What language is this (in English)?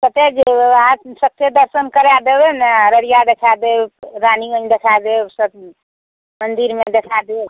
Maithili